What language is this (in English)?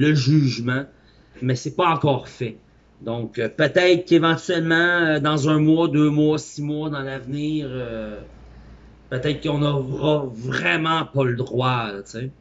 French